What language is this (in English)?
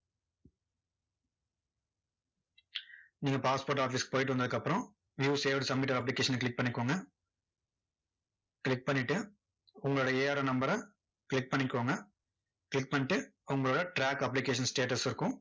Tamil